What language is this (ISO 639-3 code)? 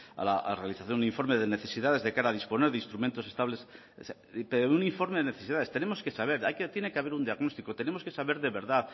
spa